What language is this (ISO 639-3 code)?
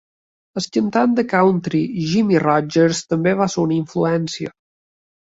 cat